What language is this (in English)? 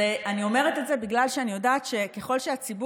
Hebrew